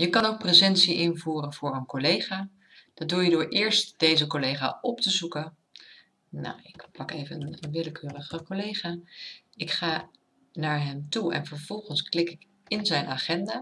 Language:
Dutch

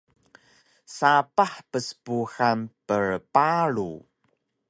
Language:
Taroko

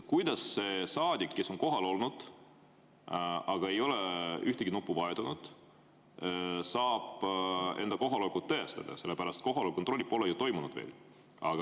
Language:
Estonian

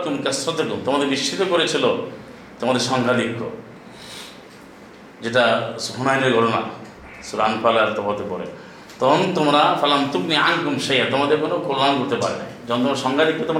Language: Bangla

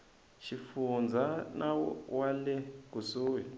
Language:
Tsonga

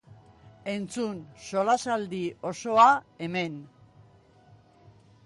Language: Basque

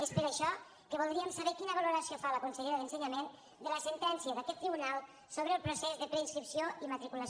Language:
Catalan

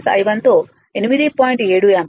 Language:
Telugu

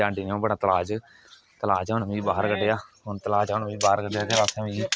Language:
Dogri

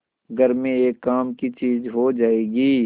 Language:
Hindi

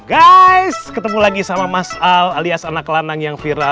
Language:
Indonesian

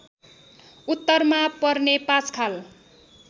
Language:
Nepali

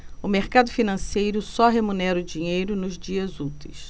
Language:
Portuguese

